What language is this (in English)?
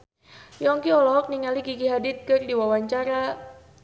Sundanese